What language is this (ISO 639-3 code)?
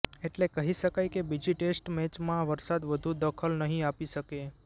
guj